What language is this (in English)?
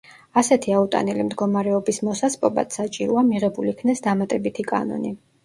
Georgian